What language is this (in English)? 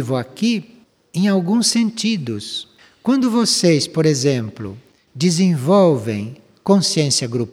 Portuguese